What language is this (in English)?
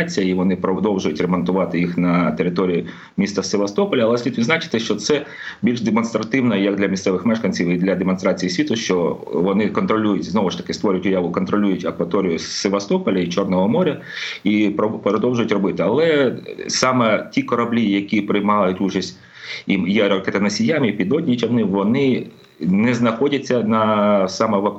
Ukrainian